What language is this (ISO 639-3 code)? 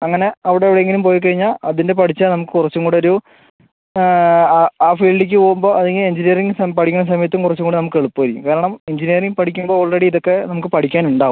mal